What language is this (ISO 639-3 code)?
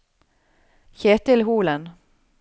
nor